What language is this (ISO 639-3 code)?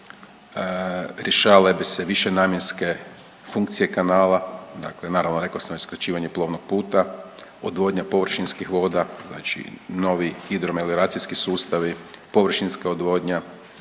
hrv